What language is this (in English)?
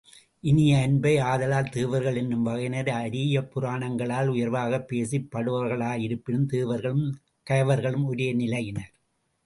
Tamil